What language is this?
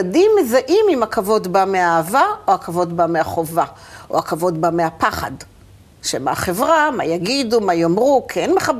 Hebrew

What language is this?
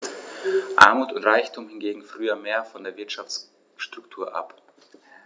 German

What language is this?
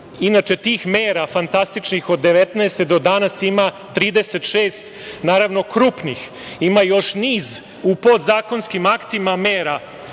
Serbian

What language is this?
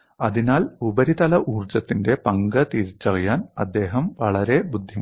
Malayalam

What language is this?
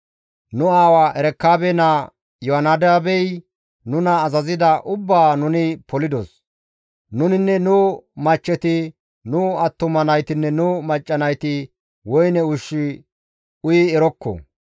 Gamo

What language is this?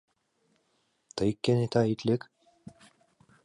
Mari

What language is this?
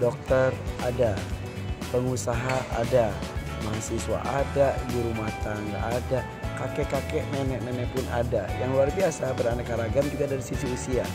Indonesian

